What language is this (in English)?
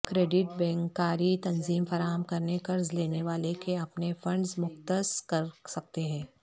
Urdu